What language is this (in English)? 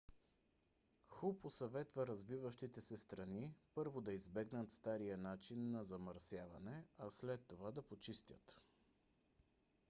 Bulgarian